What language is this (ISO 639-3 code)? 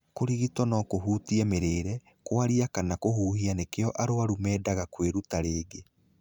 kik